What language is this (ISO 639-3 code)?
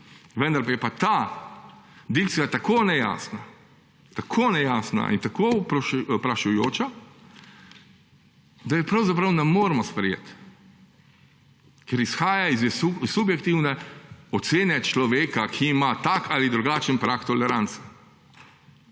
slv